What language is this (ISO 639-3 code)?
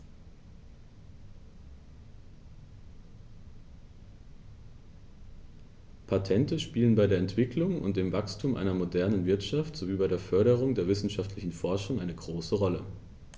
deu